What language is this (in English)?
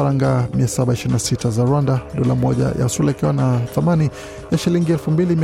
Swahili